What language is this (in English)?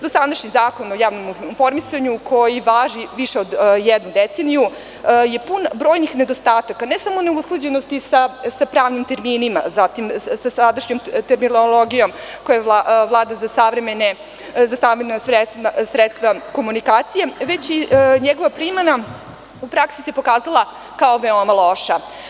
Serbian